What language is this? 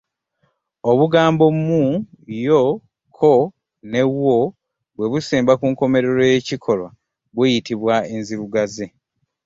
Ganda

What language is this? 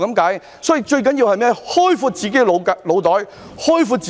Cantonese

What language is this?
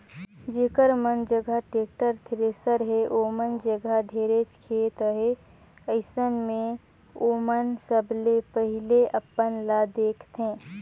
Chhattisgarhi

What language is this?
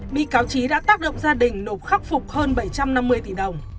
Vietnamese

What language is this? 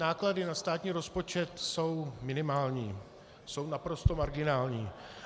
Czech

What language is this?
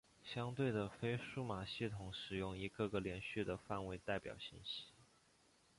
Chinese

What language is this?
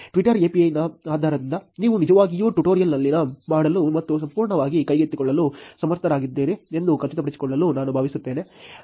Kannada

